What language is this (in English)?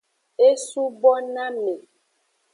Aja (Benin)